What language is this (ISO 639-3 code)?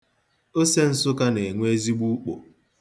ibo